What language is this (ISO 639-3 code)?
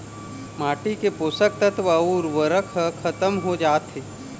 hne